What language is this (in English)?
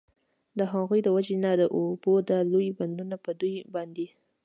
Pashto